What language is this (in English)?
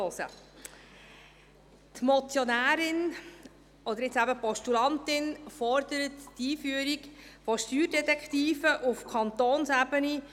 Swiss German